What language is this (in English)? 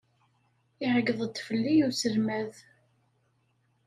Kabyle